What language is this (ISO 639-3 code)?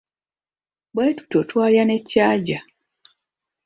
lug